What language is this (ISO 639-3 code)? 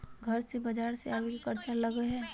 mag